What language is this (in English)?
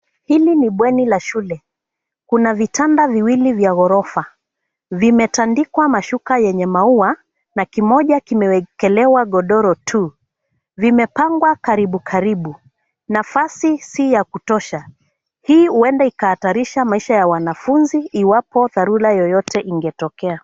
Swahili